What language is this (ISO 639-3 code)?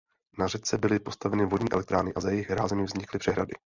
ces